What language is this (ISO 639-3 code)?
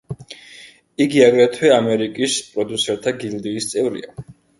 kat